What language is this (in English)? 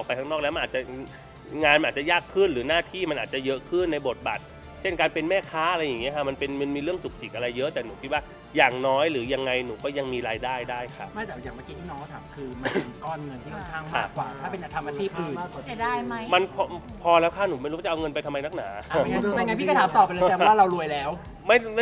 Thai